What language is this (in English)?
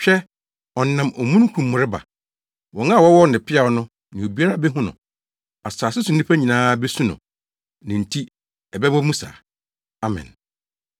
Akan